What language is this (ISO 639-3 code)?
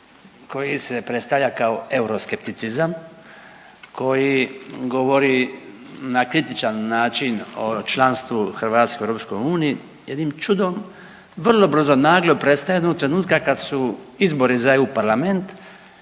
hrv